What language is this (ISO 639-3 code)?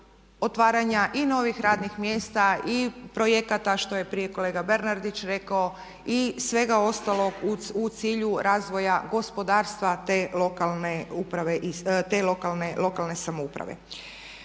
hrv